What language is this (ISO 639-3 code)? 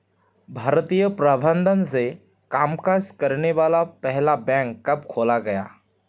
hin